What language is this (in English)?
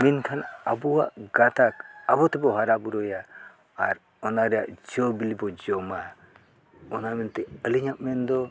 Santali